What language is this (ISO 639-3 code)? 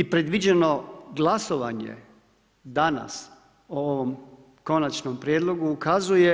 hrv